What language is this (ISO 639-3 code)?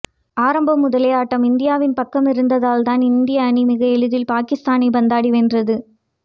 tam